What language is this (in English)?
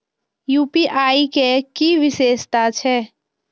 Maithili